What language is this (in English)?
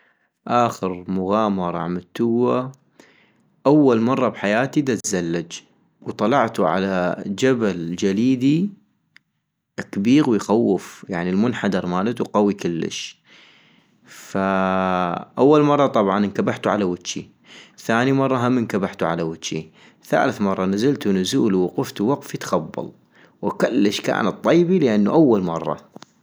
North Mesopotamian Arabic